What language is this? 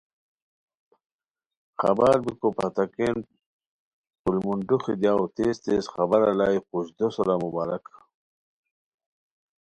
Khowar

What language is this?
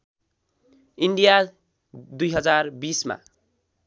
Nepali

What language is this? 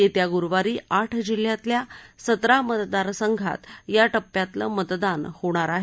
Marathi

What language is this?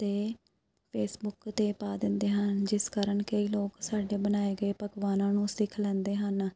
Punjabi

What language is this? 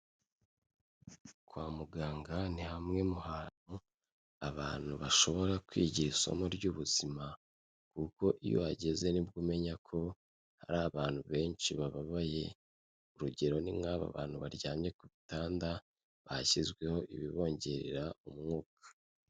Kinyarwanda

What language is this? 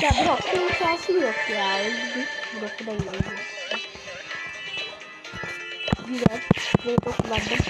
Turkish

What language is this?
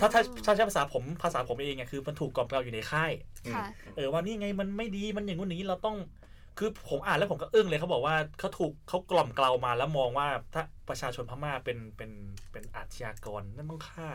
Thai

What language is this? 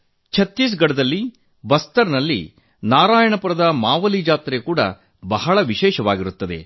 Kannada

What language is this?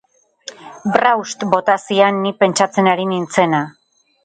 Basque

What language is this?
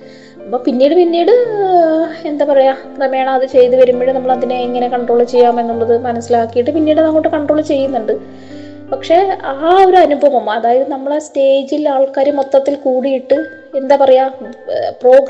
Malayalam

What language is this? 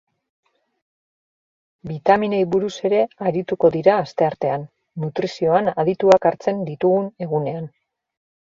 Basque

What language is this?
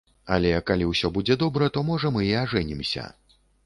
Belarusian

